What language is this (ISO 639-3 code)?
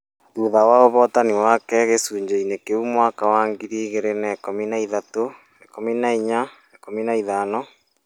kik